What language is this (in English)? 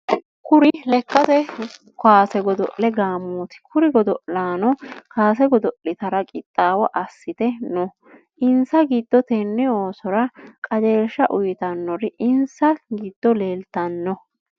Sidamo